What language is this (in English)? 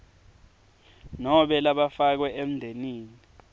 Swati